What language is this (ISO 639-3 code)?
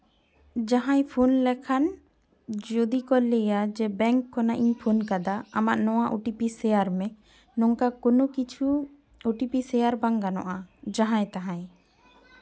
sat